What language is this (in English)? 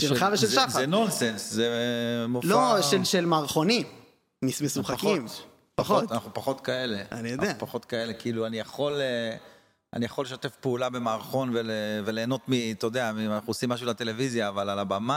Hebrew